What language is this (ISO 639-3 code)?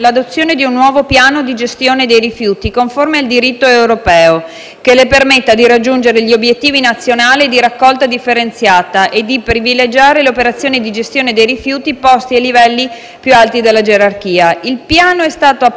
ita